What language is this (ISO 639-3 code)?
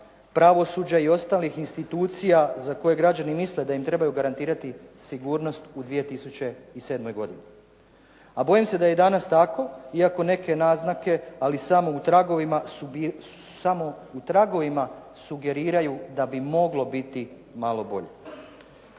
hrv